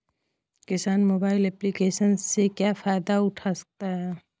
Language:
Hindi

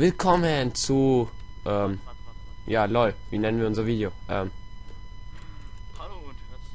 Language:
German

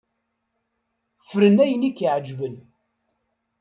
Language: Kabyle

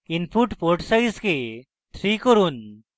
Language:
Bangla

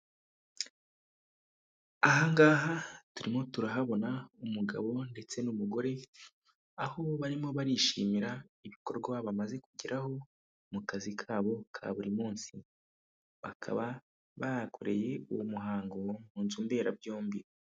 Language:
Kinyarwanda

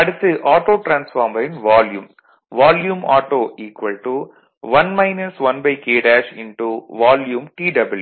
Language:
Tamil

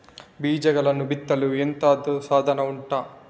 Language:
Kannada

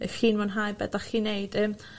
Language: Welsh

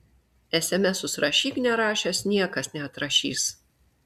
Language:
Lithuanian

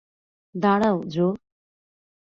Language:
Bangla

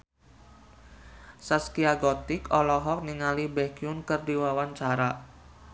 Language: Sundanese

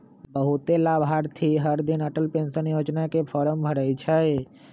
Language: Magahi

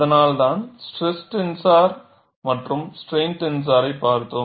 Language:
Tamil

